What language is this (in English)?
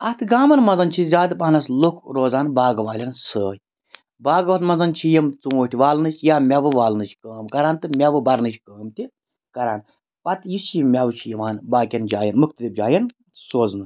Kashmiri